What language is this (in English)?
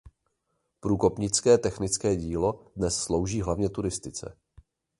Czech